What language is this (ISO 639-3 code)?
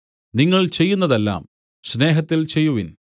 mal